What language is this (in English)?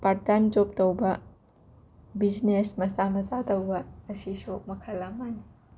Manipuri